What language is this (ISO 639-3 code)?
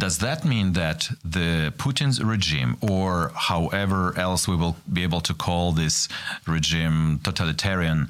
ukr